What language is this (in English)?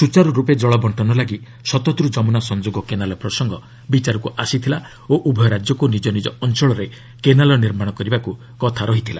Odia